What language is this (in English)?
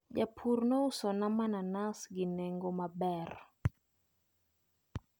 Luo (Kenya and Tanzania)